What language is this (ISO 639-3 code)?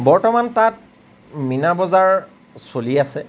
asm